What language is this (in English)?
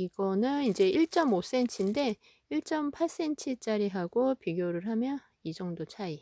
Korean